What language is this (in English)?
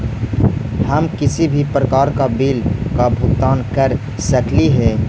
Magahi